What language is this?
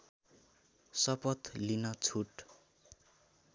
Nepali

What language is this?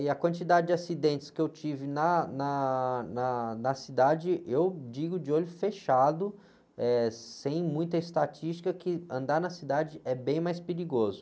Portuguese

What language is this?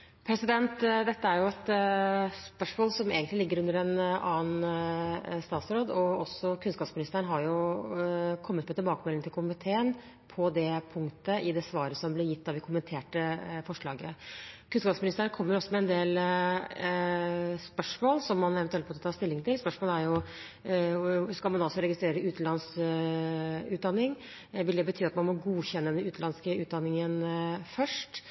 Norwegian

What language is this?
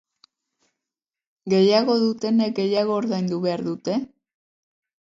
Basque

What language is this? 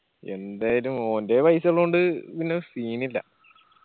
Malayalam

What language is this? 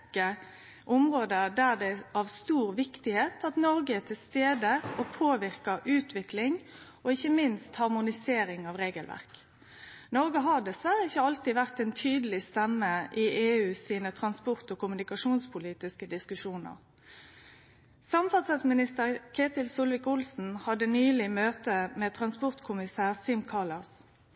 Norwegian Nynorsk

